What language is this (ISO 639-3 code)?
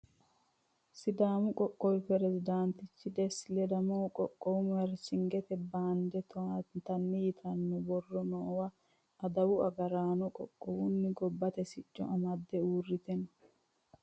sid